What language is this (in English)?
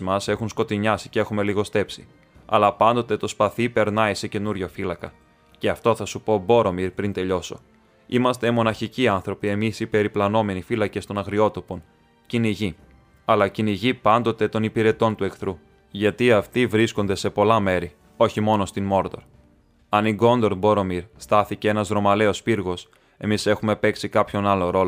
Greek